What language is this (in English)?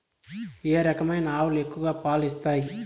Telugu